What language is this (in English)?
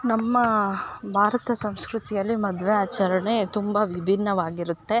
Kannada